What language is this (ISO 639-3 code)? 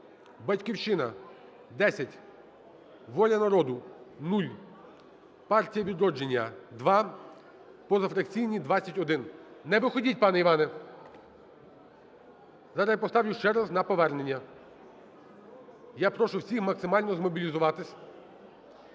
ukr